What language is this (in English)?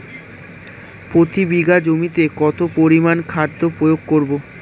Bangla